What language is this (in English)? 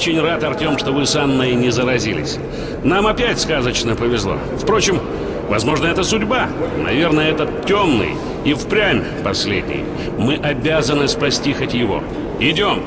Russian